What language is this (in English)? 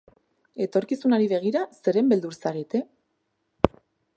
Basque